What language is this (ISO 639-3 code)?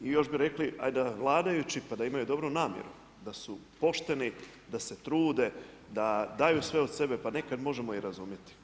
hrv